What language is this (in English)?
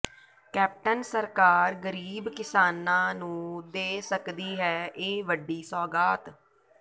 Punjabi